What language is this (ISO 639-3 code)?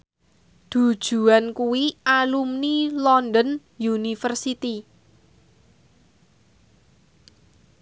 jav